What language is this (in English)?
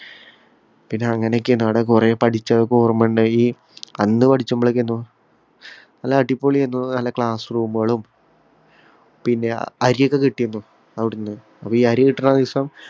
Malayalam